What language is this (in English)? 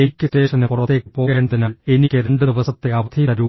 Malayalam